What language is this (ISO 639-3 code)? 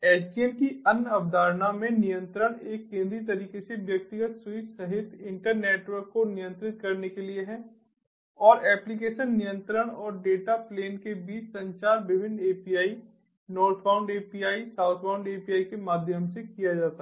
hin